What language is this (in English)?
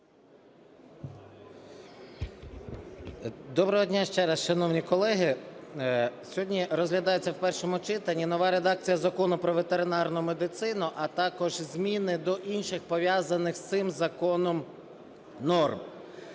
Ukrainian